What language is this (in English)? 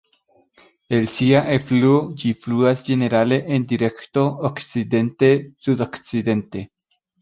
Esperanto